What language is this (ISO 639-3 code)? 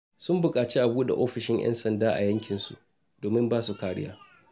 hau